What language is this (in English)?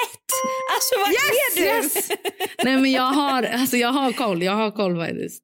Swedish